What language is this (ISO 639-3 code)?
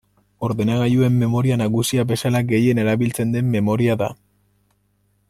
eus